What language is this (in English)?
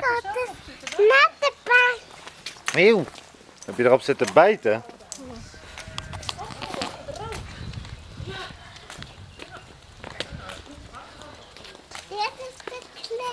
Dutch